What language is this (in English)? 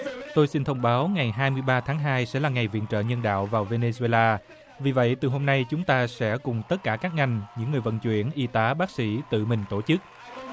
Vietnamese